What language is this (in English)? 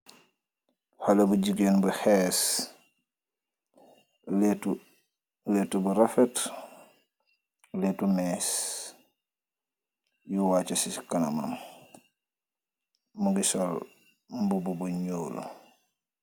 Wolof